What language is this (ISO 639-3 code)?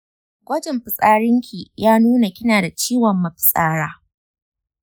hau